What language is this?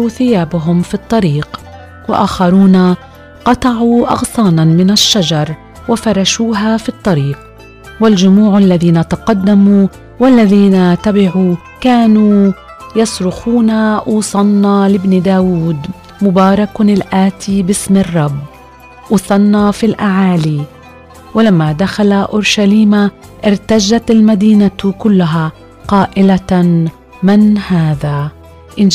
Arabic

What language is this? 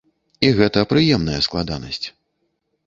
Belarusian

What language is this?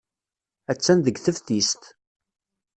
Kabyle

